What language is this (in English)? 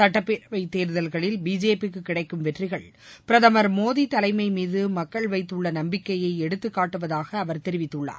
Tamil